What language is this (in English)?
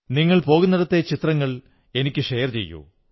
Malayalam